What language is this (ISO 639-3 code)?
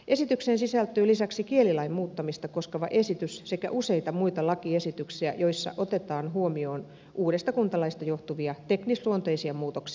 fin